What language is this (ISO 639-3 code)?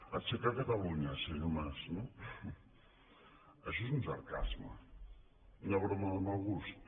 cat